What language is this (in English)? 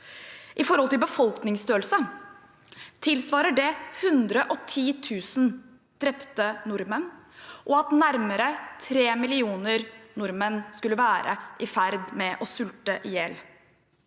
Norwegian